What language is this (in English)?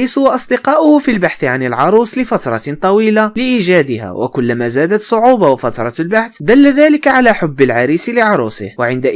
Arabic